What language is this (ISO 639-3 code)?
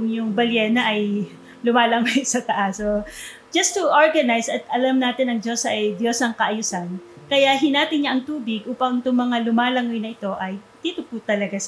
fil